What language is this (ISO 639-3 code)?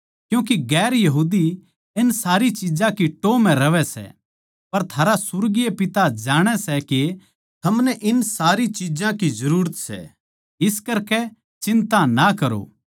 bgc